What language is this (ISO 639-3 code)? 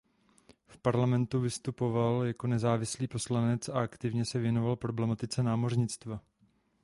ces